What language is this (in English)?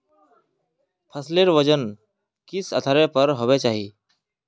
Magahi